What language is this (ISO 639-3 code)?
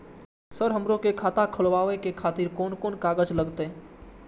mai